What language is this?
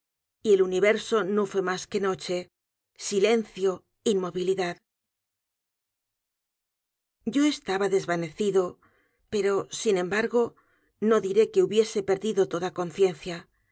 Spanish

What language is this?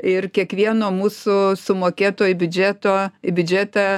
Lithuanian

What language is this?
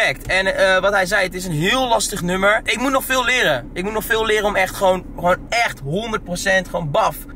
Dutch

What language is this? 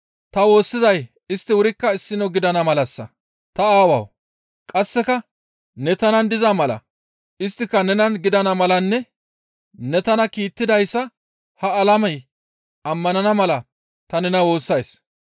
Gamo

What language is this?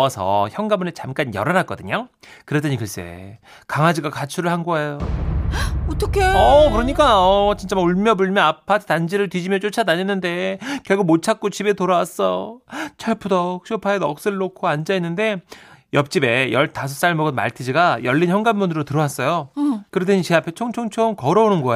Korean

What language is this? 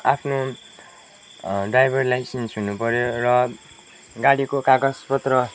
Nepali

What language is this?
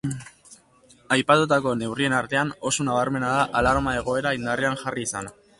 Basque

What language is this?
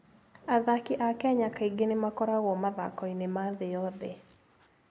Kikuyu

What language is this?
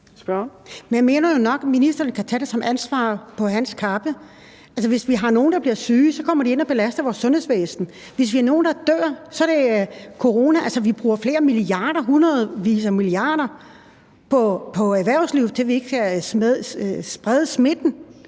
Danish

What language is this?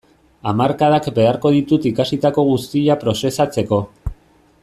Basque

